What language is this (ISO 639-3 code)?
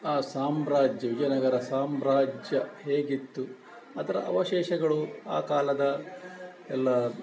kan